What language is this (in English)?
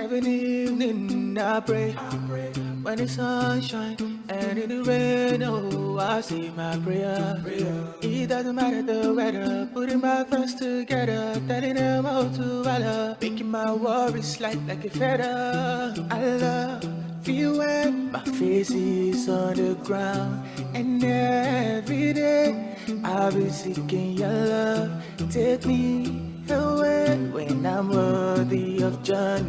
English